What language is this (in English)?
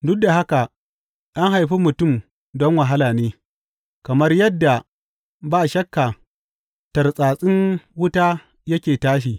Hausa